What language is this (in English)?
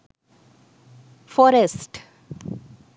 Sinhala